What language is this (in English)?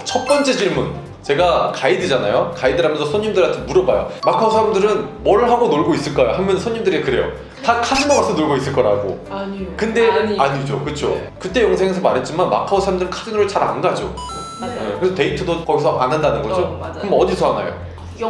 Korean